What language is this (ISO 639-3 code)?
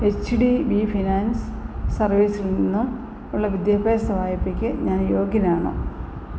mal